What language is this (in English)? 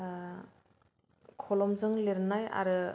Bodo